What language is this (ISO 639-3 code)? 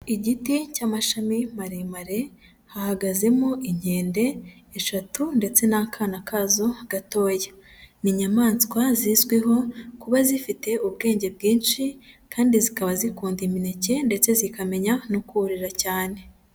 kin